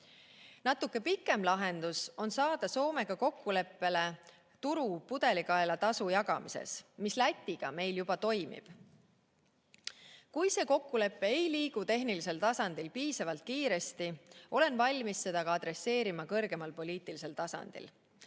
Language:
Estonian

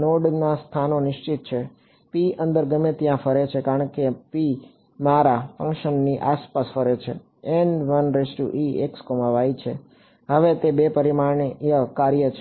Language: Gujarati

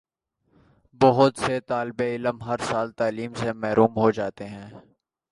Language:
Urdu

